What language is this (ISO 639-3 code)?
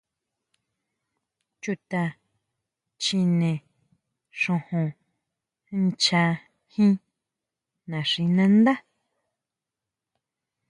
mau